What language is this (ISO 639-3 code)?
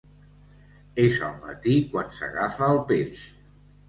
cat